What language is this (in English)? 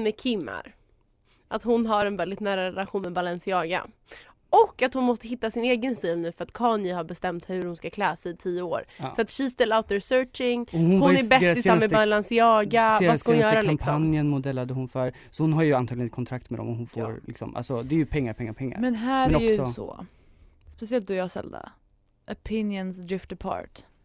Swedish